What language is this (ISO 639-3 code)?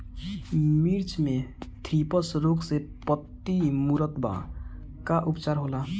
bho